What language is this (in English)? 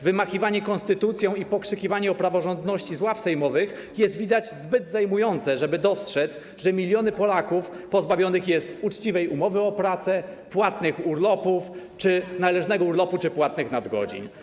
Polish